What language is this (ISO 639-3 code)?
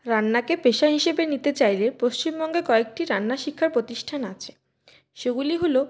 ben